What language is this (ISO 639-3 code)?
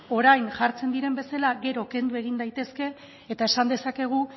eus